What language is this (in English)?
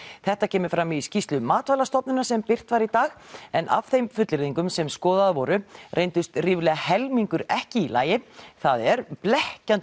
Icelandic